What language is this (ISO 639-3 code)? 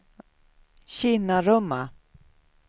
swe